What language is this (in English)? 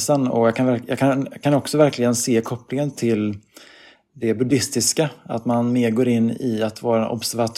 Swedish